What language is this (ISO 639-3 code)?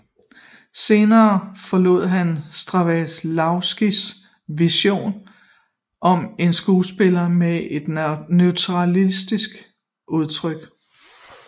dan